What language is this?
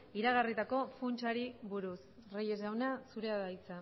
Basque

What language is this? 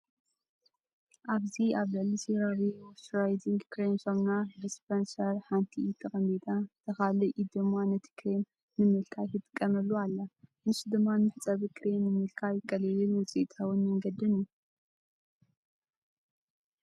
Tigrinya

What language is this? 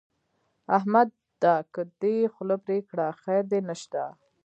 Pashto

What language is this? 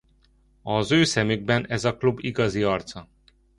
Hungarian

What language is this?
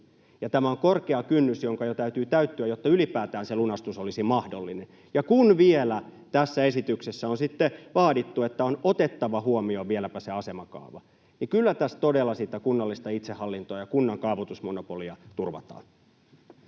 Finnish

